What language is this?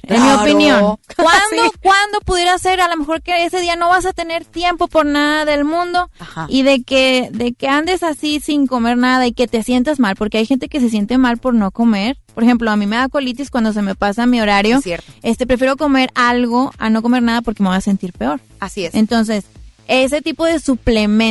Spanish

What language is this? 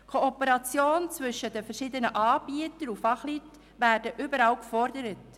Swiss German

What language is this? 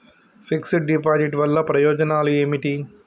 Telugu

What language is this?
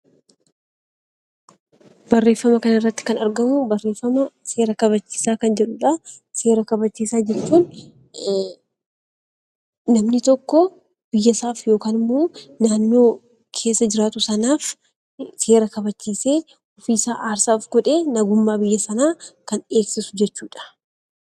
Oromo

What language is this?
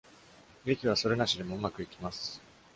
Japanese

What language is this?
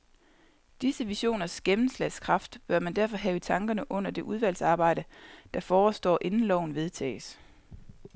Danish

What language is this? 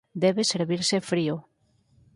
Galician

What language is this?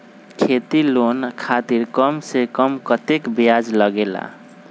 Magahi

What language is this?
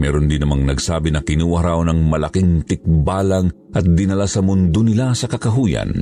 Filipino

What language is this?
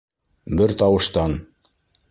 Bashkir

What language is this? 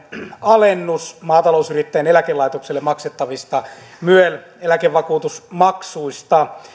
Finnish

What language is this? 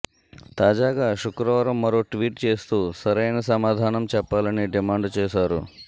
Telugu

